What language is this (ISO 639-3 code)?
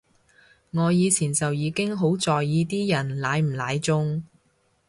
yue